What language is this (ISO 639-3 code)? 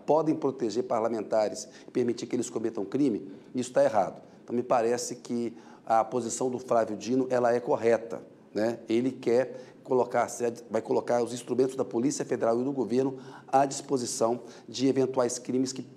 por